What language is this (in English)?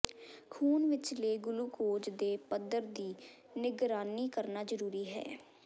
Punjabi